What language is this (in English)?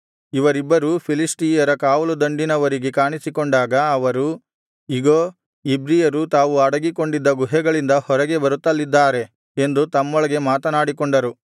Kannada